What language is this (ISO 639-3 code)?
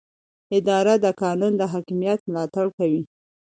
pus